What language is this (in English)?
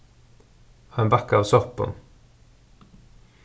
Faroese